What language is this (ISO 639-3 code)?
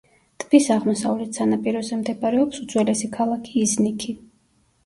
kat